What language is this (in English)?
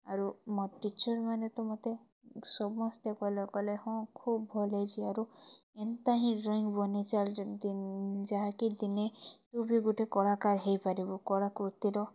Odia